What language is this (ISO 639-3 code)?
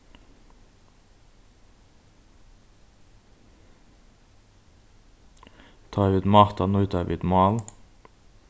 fao